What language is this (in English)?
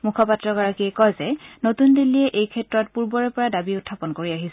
Assamese